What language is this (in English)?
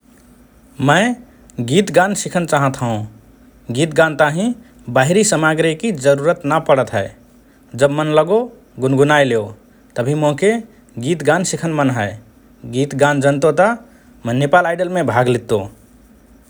Rana Tharu